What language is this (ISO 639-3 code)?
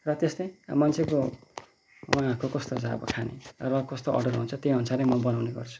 nep